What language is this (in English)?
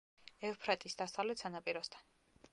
Georgian